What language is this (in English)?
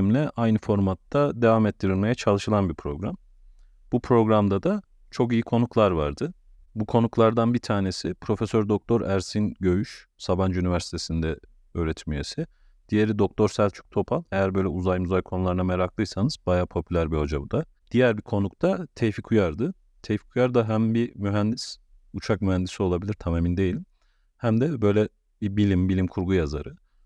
Turkish